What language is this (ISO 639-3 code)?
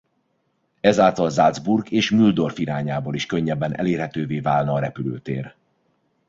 hun